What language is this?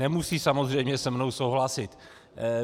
Czech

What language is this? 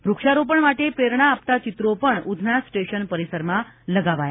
Gujarati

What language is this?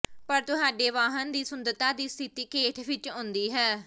Punjabi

